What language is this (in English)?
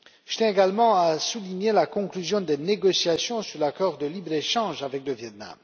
French